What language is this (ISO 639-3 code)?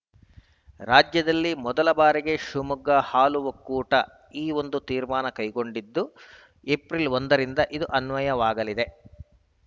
kan